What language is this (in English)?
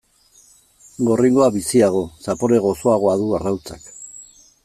Basque